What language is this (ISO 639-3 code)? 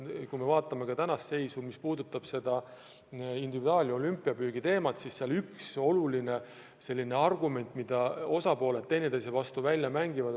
est